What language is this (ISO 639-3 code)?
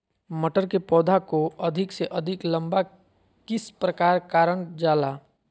mag